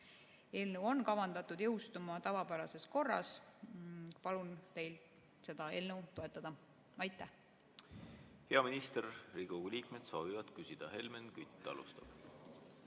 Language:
Estonian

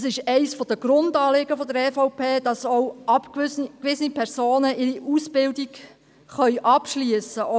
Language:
Swiss German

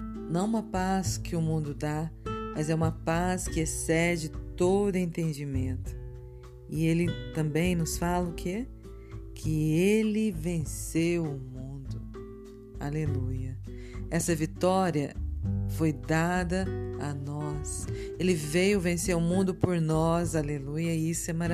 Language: Portuguese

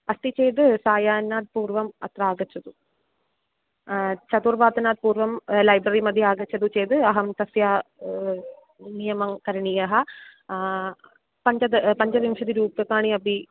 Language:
Sanskrit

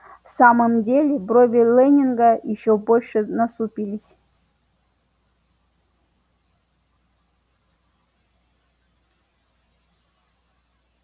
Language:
Russian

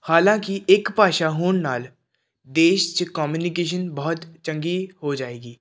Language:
Punjabi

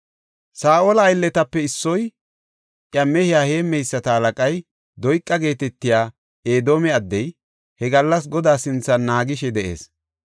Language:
Gofa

